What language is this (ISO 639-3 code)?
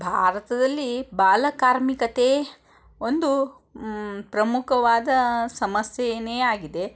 kan